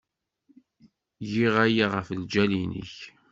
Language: Kabyle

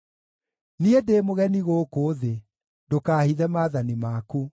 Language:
Kikuyu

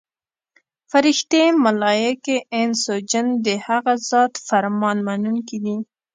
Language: Pashto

